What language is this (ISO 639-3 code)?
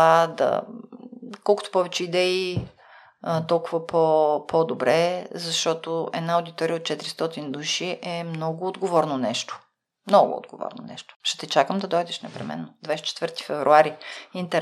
bul